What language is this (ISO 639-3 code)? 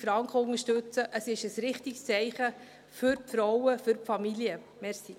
gsw